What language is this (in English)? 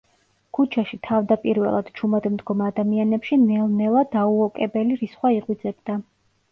Georgian